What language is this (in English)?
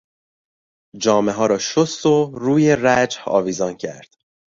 Persian